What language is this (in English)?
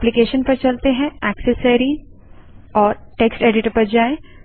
Hindi